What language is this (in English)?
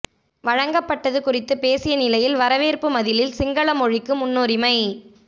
Tamil